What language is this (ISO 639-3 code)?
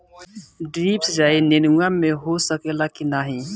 bho